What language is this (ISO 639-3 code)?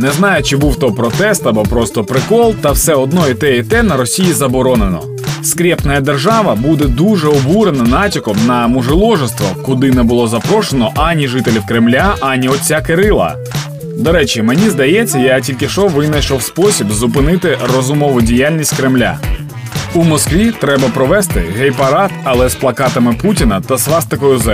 ukr